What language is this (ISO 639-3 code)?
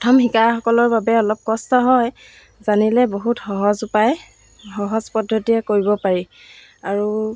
asm